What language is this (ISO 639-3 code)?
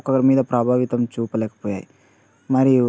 tel